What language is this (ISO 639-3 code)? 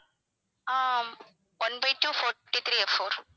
tam